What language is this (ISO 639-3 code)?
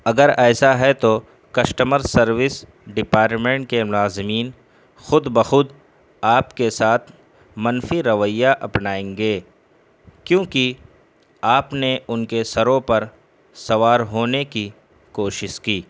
urd